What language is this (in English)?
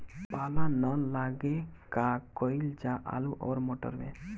Bhojpuri